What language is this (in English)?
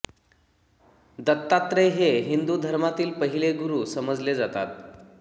Marathi